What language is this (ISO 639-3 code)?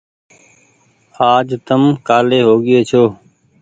gig